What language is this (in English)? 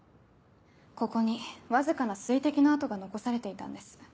Japanese